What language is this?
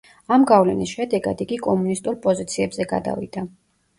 Georgian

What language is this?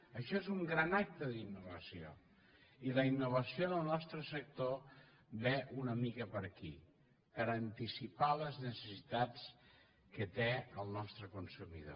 Catalan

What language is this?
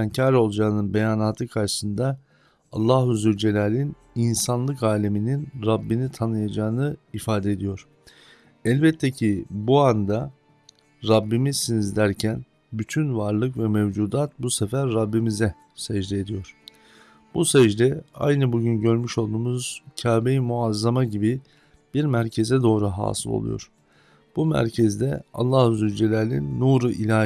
Turkish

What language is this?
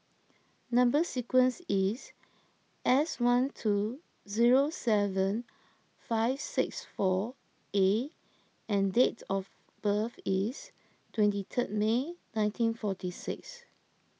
English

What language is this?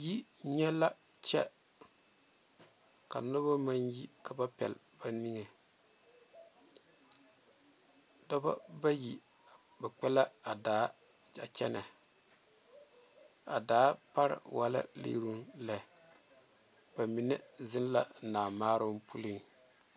Southern Dagaare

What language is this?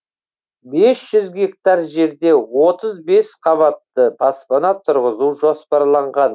Kazakh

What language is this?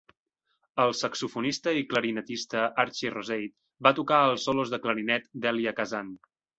Catalan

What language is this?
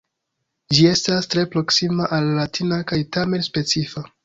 Esperanto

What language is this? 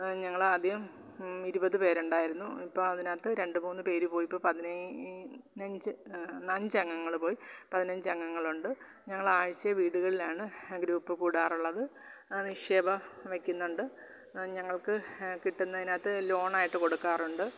Malayalam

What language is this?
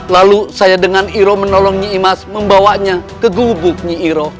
Indonesian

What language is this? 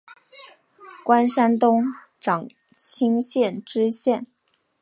Chinese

